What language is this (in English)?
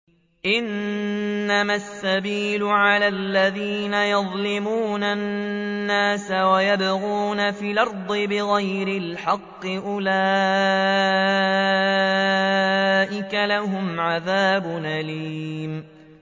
Arabic